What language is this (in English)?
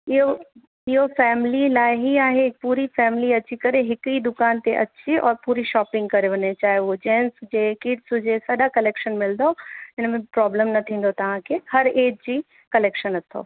Sindhi